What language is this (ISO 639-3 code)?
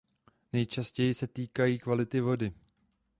ces